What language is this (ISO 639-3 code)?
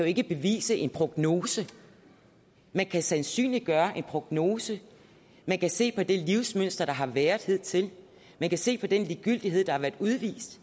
dan